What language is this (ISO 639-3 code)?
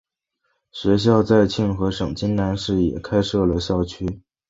zho